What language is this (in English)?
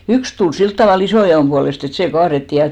Finnish